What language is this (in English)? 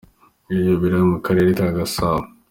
Kinyarwanda